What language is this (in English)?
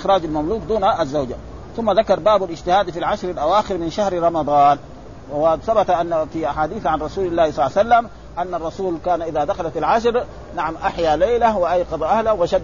Arabic